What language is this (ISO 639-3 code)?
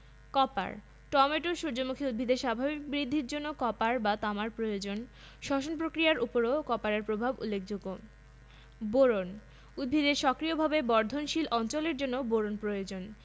ben